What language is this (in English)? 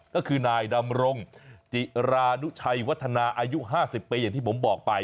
Thai